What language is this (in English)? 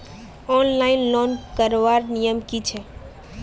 Magahi